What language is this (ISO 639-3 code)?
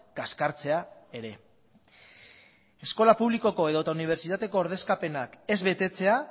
eus